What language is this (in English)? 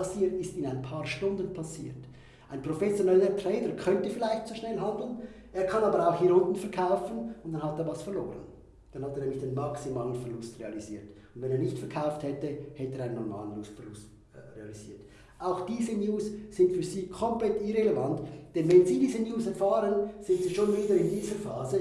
German